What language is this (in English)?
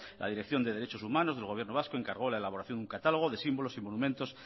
Spanish